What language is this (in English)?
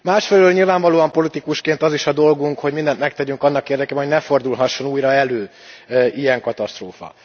Hungarian